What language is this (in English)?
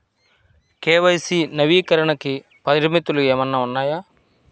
Telugu